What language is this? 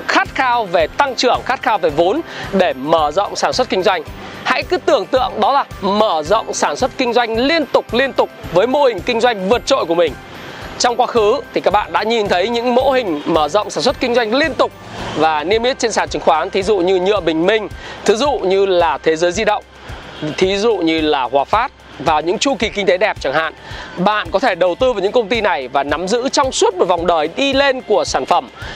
Vietnamese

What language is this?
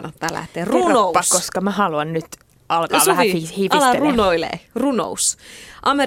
Finnish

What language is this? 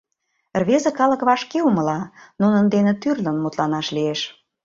Mari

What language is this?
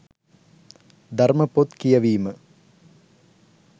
Sinhala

